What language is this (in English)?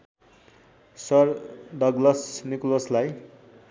Nepali